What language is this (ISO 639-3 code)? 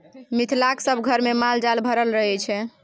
mai